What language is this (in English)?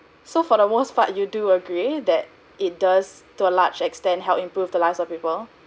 English